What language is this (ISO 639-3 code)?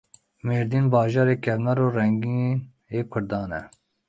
kur